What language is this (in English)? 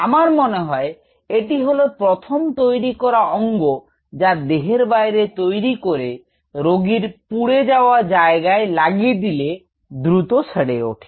Bangla